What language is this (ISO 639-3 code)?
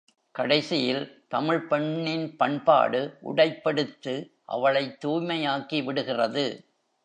tam